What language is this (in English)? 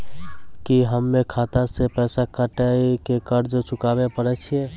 Maithili